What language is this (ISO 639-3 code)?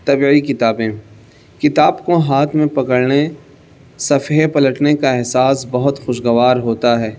urd